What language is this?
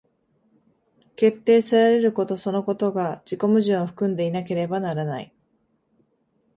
Japanese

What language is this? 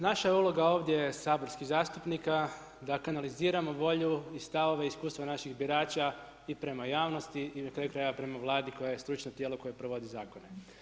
Croatian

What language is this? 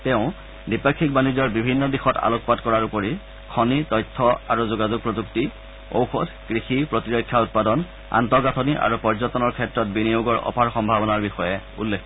Assamese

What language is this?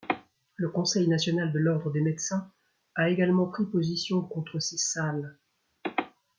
French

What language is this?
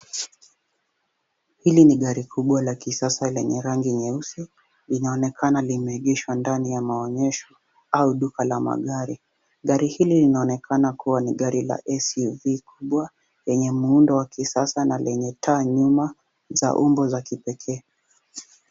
Swahili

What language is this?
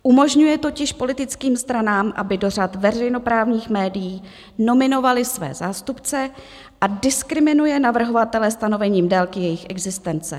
Czech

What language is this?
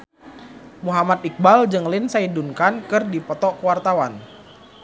Sundanese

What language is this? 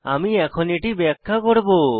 Bangla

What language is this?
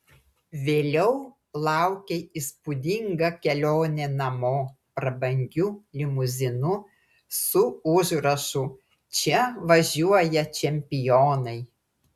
Lithuanian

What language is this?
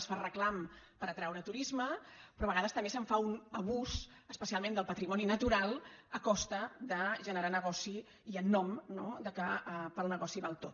Catalan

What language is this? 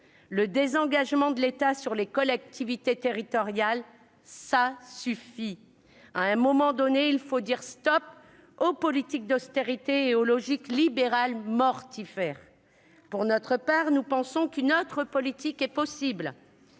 French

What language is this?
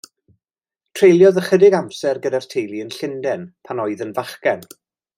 Welsh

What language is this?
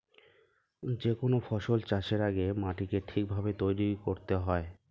Bangla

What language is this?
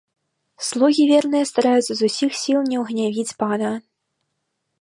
Belarusian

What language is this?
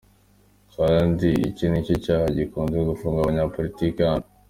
Kinyarwanda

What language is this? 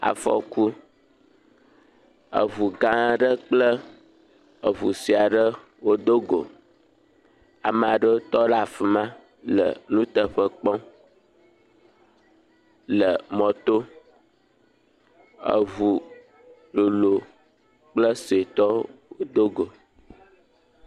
Ewe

